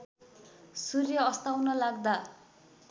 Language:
Nepali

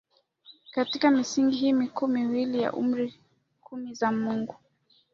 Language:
Swahili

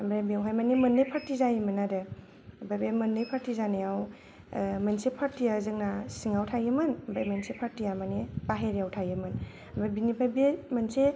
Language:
Bodo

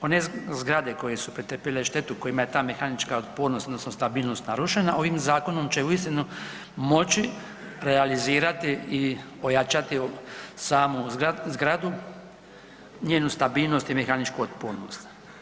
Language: Croatian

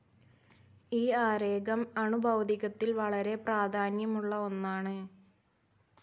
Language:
Malayalam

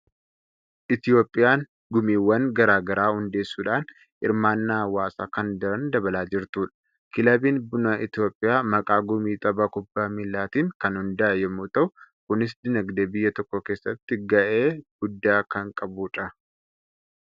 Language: Oromo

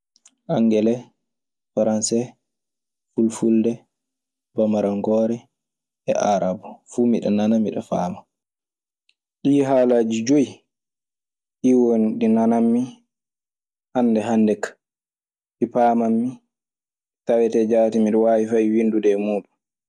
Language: Maasina Fulfulde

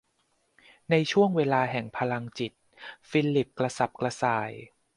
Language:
Thai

